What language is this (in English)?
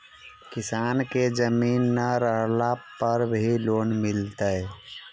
Magahi